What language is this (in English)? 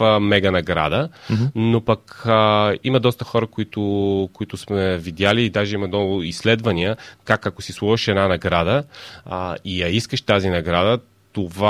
Bulgarian